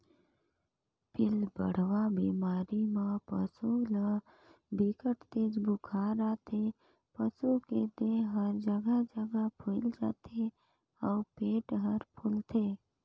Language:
Chhattisgarhi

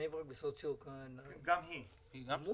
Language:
Hebrew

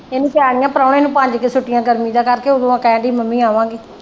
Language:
Punjabi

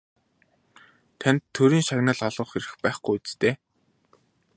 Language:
Mongolian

